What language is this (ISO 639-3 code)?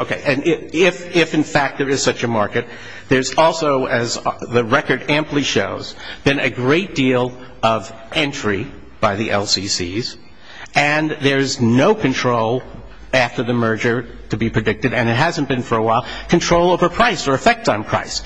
eng